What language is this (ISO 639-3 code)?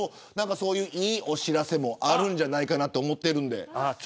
jpn